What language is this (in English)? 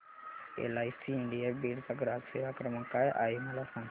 Marathi